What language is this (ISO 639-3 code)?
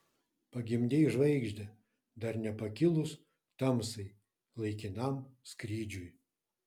lit